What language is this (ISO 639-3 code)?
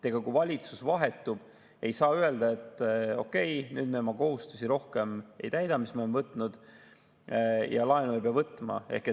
est